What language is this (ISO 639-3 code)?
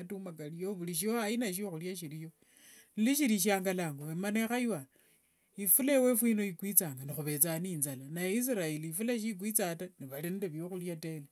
lwg